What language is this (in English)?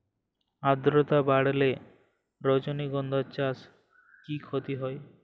Bangla